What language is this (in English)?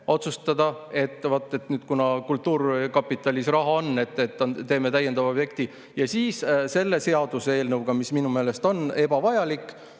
Estonian